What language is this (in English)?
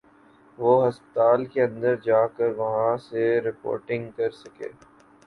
Urdu